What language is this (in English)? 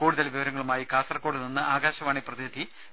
Malayalam